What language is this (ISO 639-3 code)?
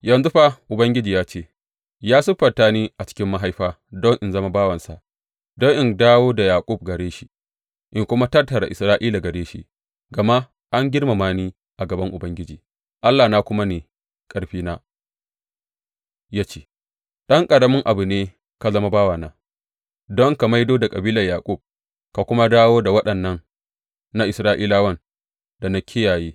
hau